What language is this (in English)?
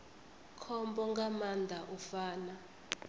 Venda